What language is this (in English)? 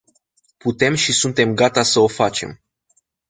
Romanian